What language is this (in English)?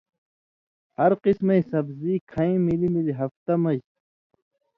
Indus Kohistani